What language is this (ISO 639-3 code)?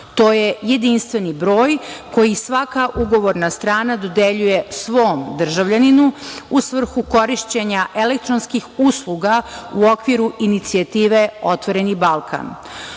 srp